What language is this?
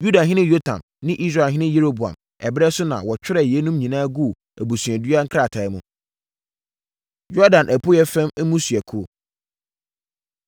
Akan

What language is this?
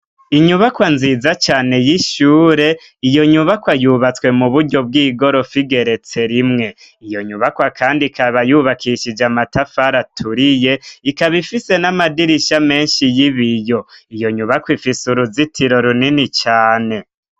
Rundi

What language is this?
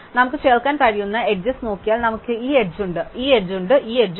Malayalam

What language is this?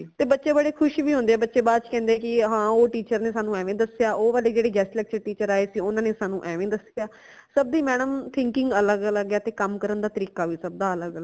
Punjabi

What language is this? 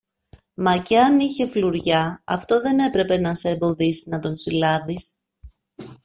Greek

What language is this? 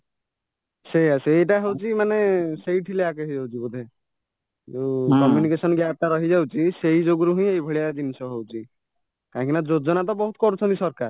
Odia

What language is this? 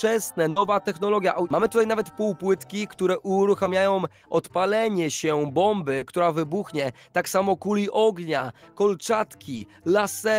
Polish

